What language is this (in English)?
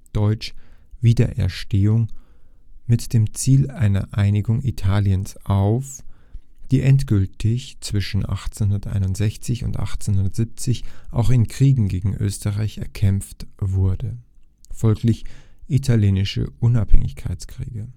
German